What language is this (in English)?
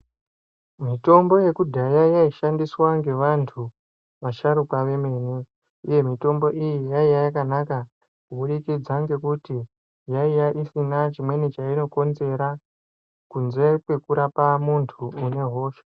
Ndau